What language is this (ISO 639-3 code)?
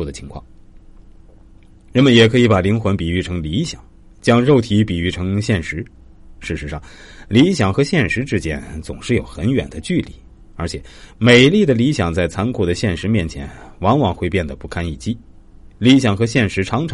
zho